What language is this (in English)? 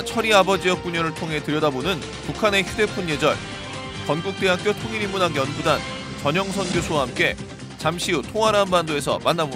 Korean